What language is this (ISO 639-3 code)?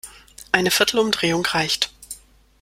deu